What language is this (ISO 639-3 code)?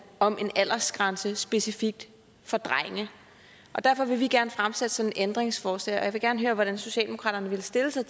dan